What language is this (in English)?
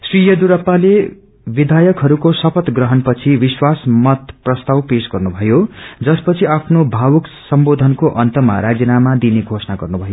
Nepali